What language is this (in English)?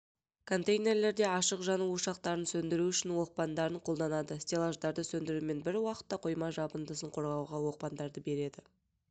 Kazakh